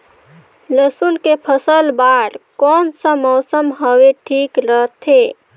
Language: Chhattisgarhi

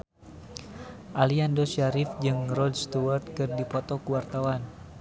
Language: Sundanese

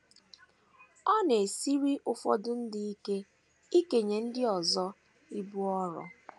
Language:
Igbo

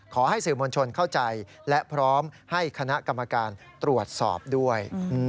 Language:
Thai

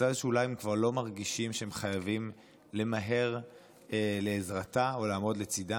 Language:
Hebrew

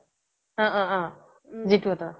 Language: Assamese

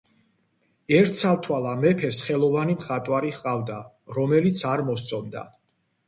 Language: Georgian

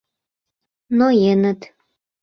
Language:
Mari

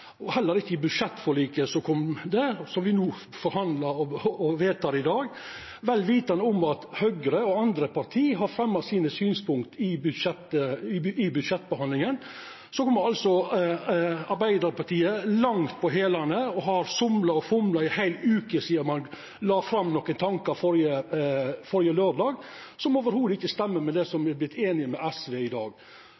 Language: Norwegian Nynorsk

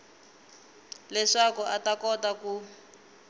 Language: Tsonga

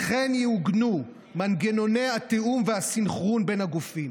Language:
Hebrew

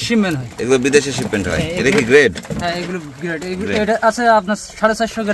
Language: Turkish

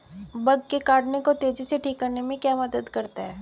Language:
Hindi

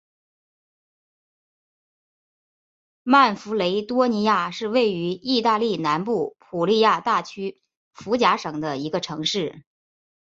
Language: Chinese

